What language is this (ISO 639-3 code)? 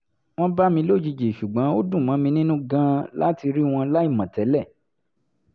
yor